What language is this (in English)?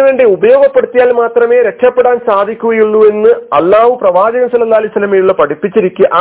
Malayalam